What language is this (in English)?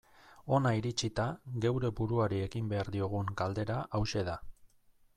Basque